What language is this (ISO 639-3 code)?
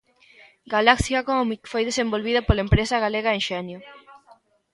glg